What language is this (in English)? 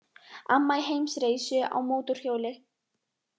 Icelandic